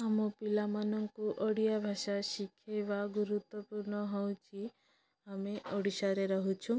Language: Odia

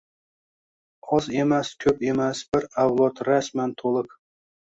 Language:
Uzbek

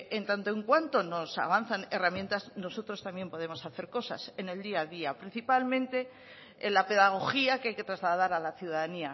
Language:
Spanish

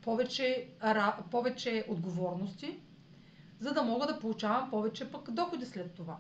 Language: Bulgarian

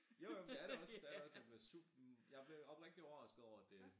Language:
Danish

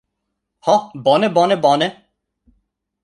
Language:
Esperanto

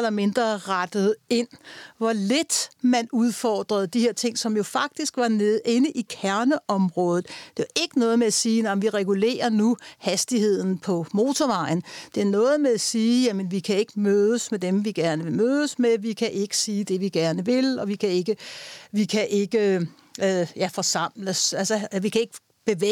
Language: Danish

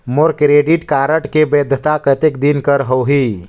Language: Chhattisgarhi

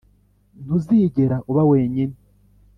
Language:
Kinyarwanda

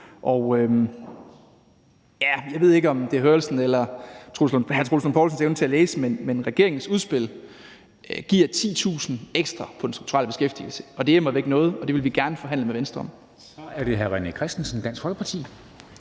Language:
Danish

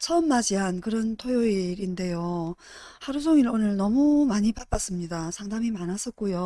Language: Korean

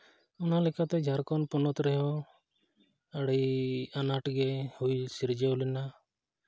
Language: Santali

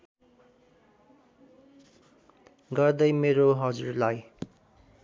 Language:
Nepali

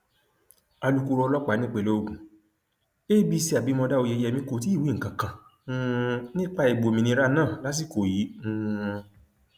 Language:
Yoruba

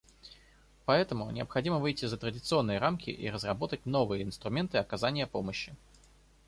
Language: Russian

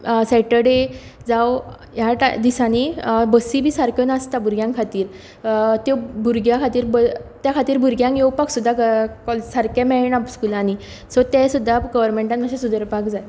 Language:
Konkani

